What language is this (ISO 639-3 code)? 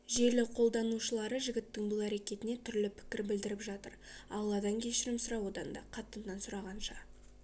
kaz